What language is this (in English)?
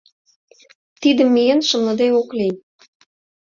Mari